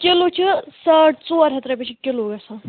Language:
Kashmiri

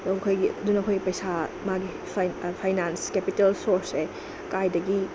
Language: Manipuri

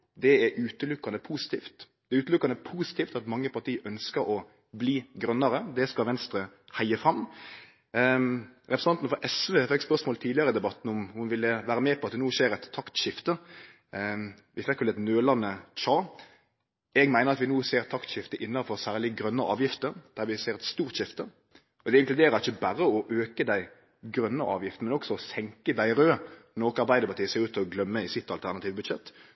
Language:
Norwegian Nynorsk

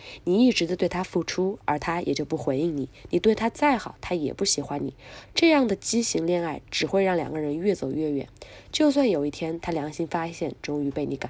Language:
Chinese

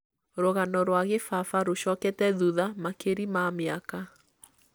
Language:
Kikuyu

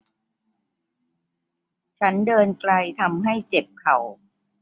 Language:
Thai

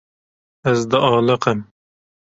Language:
Kurdish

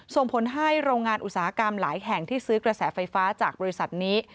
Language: Thai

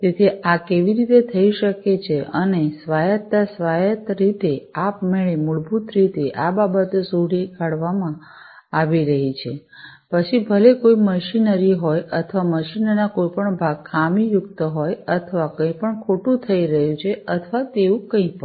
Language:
Gujarati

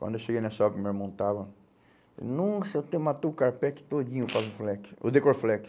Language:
Portuguese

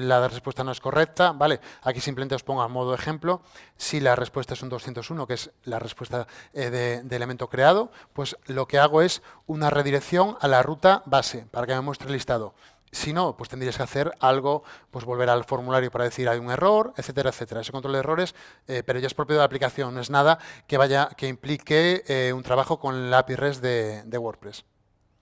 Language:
Spanish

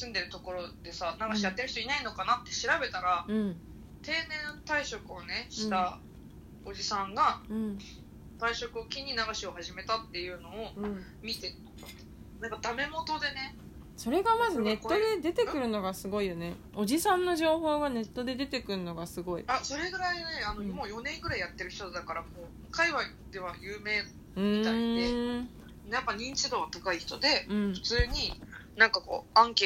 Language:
Japanese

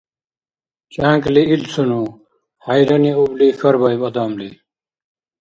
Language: Dargwa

